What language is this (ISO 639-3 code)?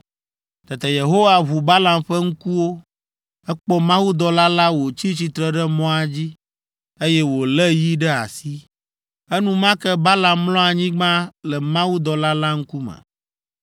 ewe